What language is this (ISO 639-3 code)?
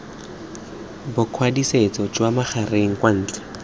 tsn